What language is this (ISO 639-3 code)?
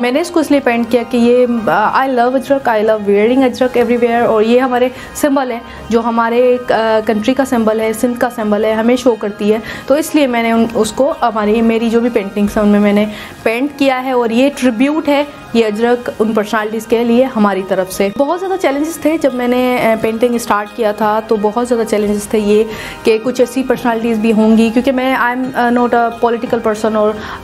hin